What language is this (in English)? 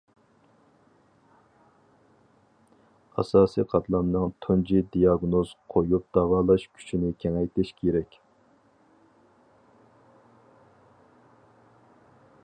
Uyghur